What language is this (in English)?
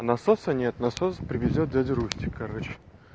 Russian